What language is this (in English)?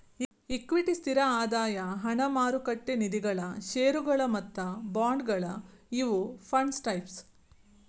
Kannada